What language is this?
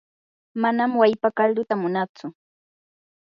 Yanahuanca Pasco Quechua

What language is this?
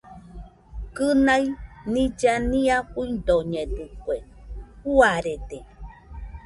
Nüpode Huitoto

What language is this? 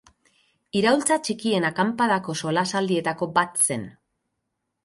Basque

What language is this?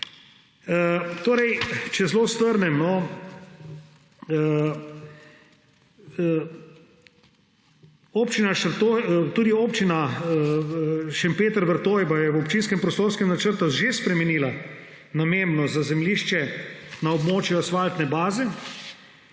Slovenian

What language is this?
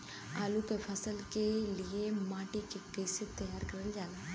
Bhojpuri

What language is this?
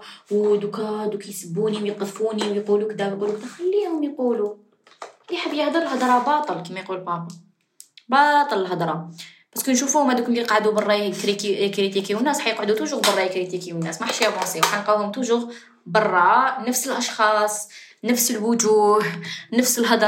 Arabic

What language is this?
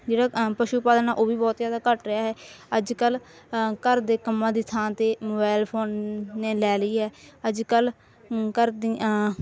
Punjabi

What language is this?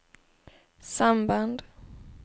Swedish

